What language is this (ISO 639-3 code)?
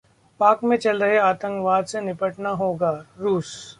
hin